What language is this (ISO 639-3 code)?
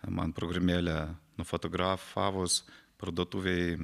lit